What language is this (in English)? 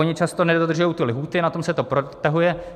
Czech